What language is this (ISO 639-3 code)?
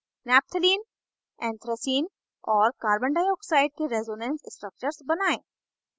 hin